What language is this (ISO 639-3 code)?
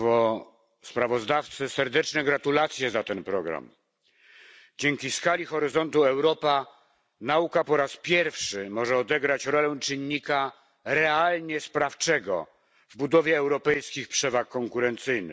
pol